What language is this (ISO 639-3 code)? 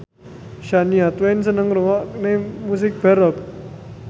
jav